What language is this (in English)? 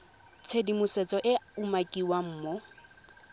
Tswana